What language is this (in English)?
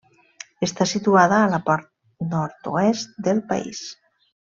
Catalan